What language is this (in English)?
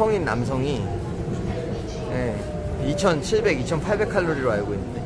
Korean